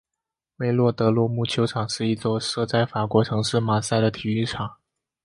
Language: Chinese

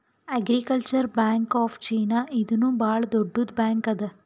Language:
Kannada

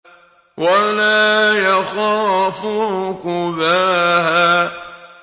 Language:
Arabic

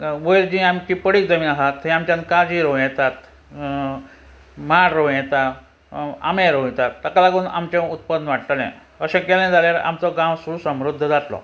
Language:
Konkani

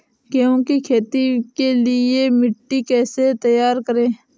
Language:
Hindi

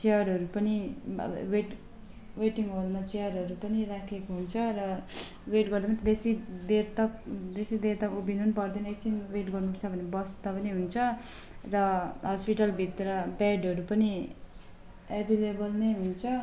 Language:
Nepali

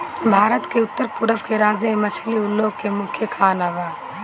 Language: Bhojpuri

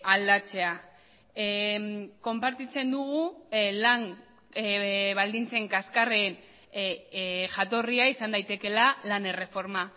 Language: Basque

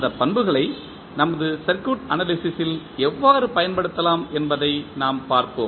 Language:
Tamil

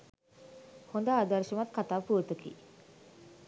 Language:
Sinhala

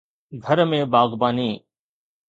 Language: Sindhi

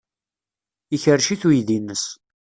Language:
Kabyle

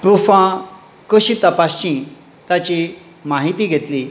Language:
Konkani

